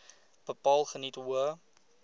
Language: Afrikaans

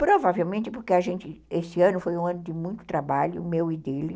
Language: Portuguese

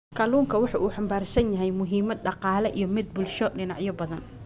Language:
Somali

